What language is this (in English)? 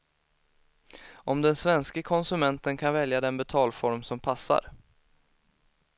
Swedish